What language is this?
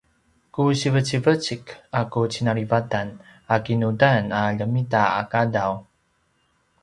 Paiwan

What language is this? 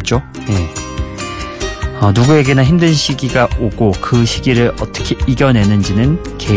Korean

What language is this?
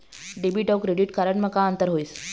Chhattisgarhi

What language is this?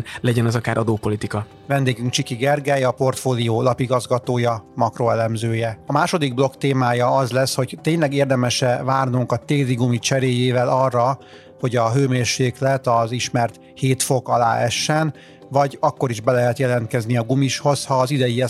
Hungarian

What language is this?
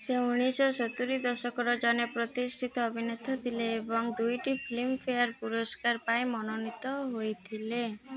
Odia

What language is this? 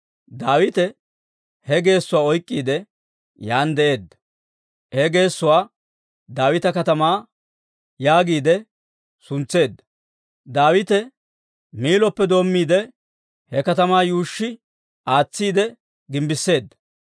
Dawro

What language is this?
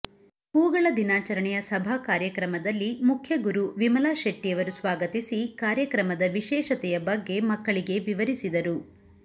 Kannada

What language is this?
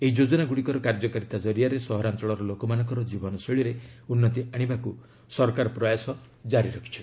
Odia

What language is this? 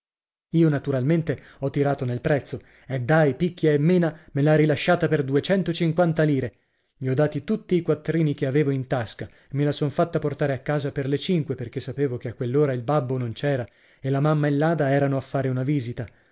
Italian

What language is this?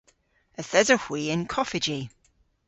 Cornish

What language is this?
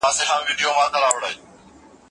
Pashto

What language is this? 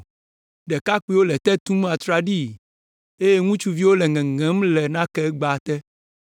Ewe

